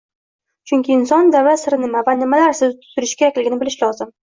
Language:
Uzbek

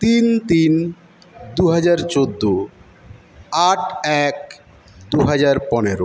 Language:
Bangla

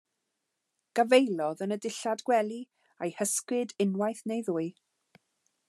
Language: Welsh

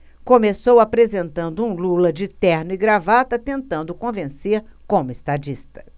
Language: Portuguese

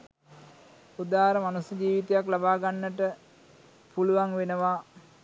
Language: Sinhala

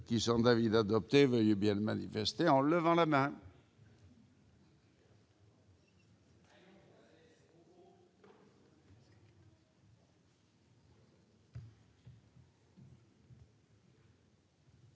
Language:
French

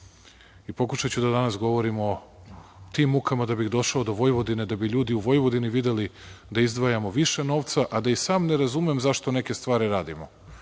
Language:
Serbian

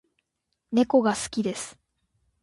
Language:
Japanese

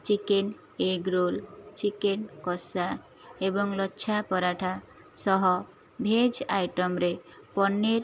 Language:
Odia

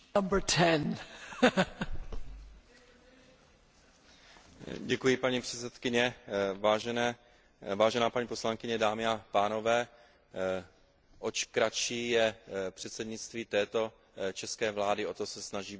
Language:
Czech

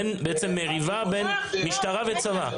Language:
Hebrew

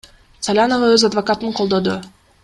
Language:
Kyrgyz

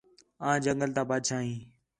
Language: Khetrani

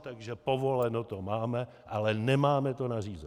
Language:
Czech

